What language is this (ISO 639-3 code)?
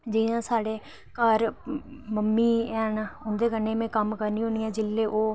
doi